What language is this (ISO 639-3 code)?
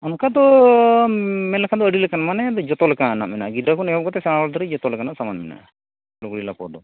sat